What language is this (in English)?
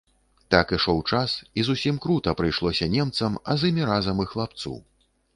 Belarusian